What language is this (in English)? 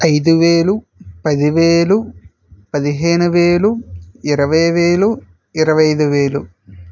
Telugu